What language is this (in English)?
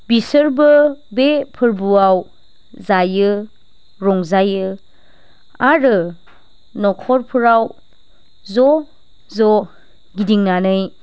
Bodo